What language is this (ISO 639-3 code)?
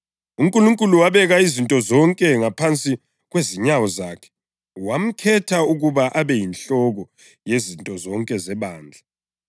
nde